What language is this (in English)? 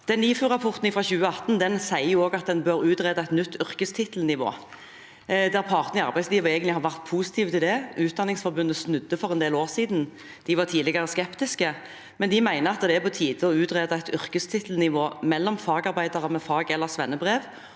Norwegian